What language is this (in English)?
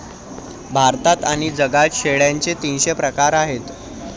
Marathi